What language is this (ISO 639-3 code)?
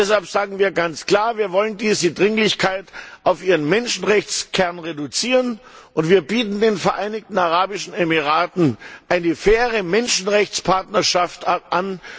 deu